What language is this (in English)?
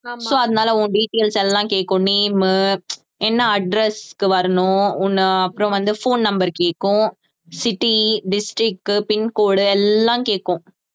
Tamil